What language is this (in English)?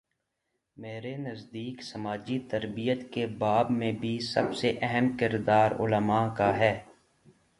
Urdu